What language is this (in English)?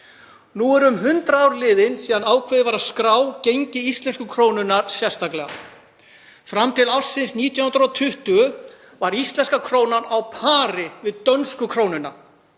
Icelandic